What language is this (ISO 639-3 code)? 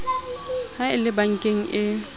sot